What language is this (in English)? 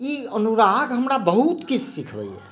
Maithili